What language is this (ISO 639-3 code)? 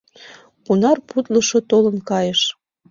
chm